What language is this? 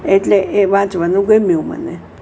Gujarati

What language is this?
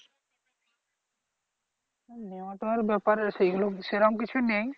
Bangla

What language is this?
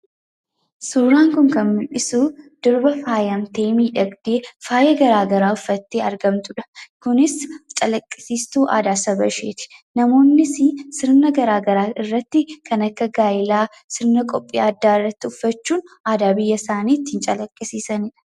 Oromo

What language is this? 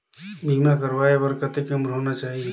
Chhattisgarhi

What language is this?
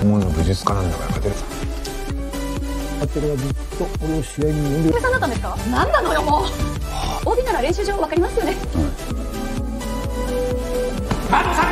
Japanese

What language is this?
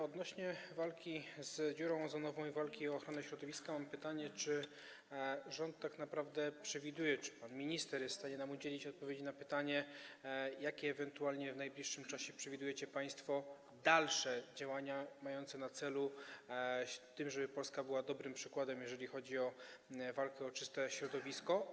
Polish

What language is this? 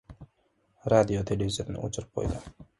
Uzbek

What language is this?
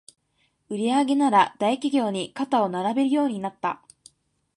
Japanese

